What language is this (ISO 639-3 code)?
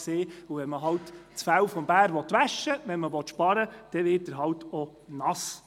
gsw